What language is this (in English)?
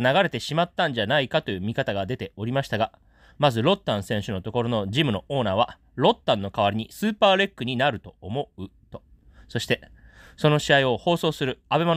Japanese